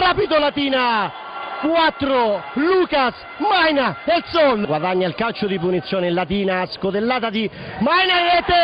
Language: Italian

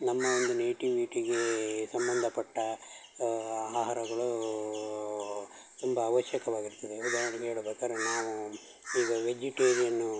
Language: Kannada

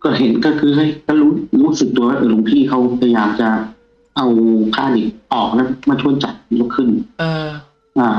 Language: Thai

